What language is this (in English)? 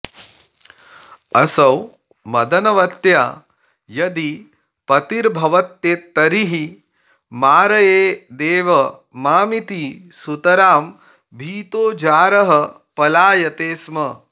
Sanskrit